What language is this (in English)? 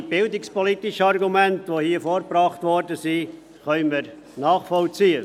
Swiss German